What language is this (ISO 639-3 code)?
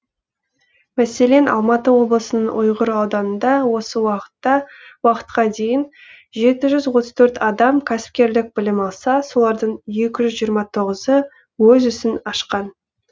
kaz